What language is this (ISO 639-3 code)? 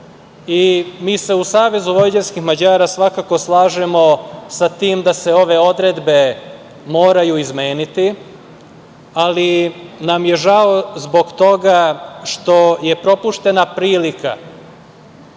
srp